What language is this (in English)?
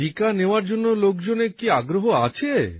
Bangla